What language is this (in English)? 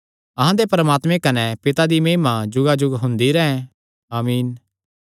Kangri